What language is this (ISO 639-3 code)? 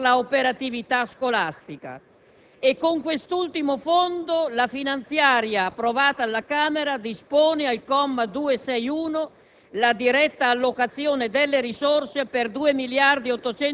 ita